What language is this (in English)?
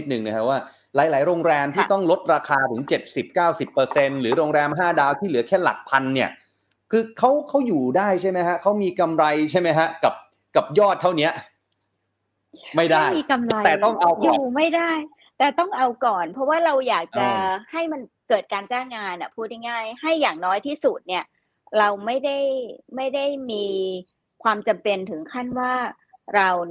Thai